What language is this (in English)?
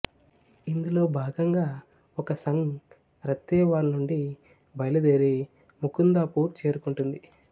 Telugu